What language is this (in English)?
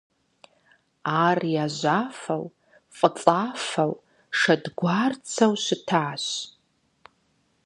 Kabardian